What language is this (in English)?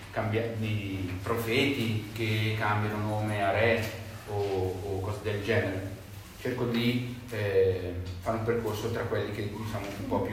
Italian